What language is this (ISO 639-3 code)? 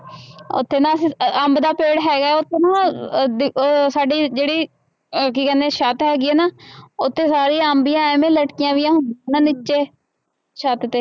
pan